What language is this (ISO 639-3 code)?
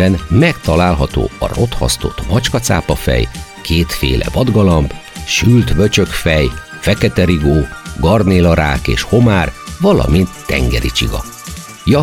hun